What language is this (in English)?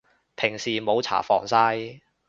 Cantonese